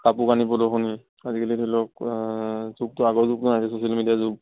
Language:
Assamese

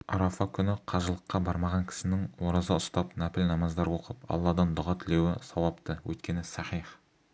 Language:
Kazakh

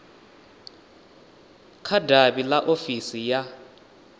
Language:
Venda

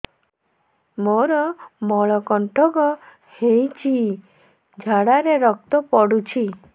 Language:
Odia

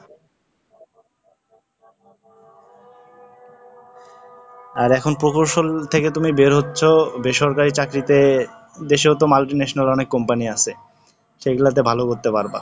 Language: Bangla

